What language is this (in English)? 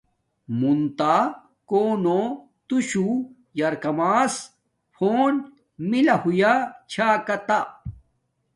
Domaaki